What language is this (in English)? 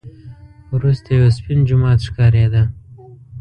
Pashto